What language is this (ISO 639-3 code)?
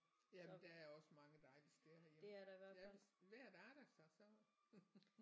dan